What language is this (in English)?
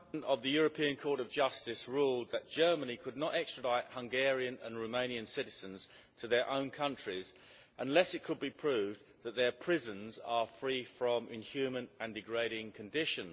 English